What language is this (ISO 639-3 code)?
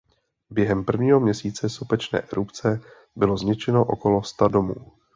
ces